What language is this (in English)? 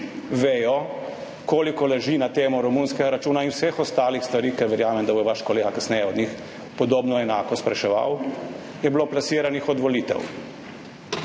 Slovenian